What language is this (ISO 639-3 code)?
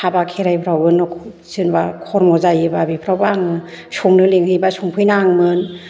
brx